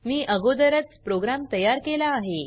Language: Marathi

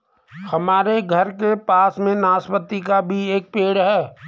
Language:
Hindi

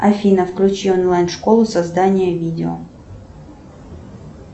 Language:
Russian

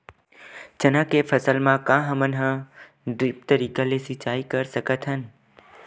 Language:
Chhattisgarhi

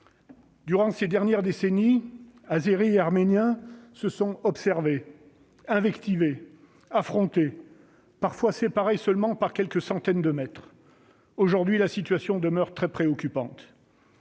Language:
French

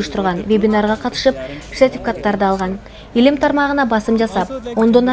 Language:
Turkish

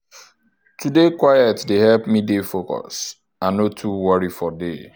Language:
Nigerian Pidgin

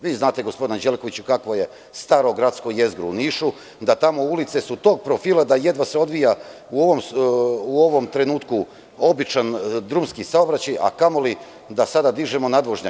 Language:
Serbian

